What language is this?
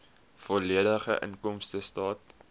Afrikaans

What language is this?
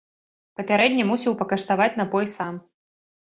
Belarusian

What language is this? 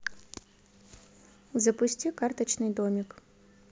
Russian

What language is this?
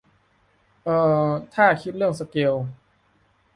Thai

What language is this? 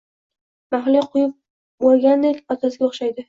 Uzbek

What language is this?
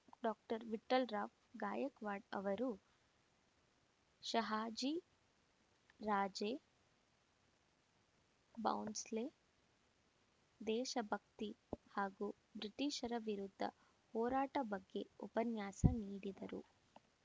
Kannada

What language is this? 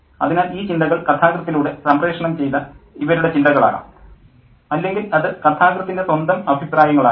Malayalam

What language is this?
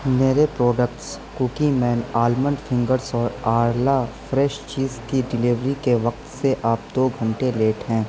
Urdu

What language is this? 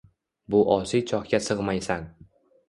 Uzbek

